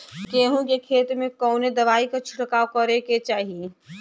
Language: Bhojpuri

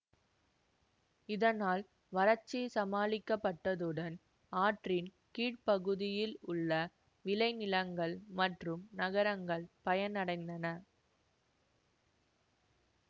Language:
Tamil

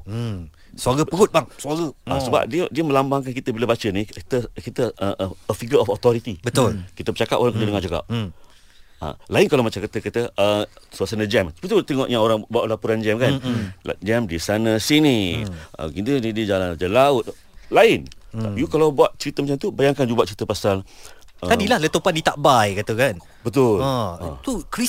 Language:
Malay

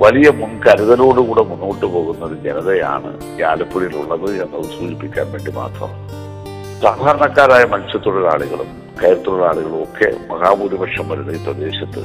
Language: Malayalam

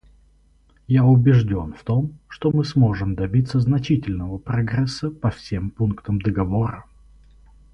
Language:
Russian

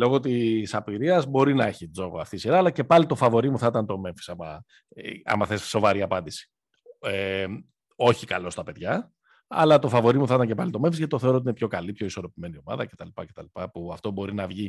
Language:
Greek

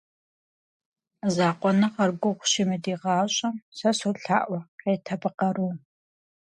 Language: Kabardian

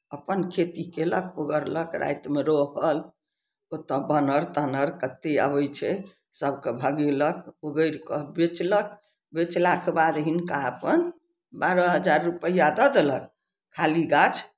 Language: Maithili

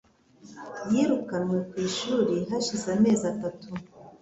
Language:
Kinyarwanda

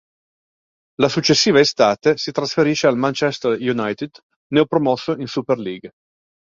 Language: Italian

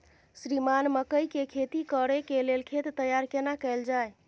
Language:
Maithili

